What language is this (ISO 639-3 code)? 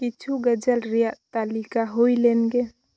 sat